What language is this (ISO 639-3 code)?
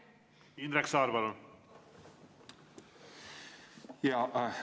est